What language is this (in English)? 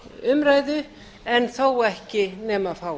Icelandic